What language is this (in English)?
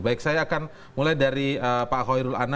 Indonesian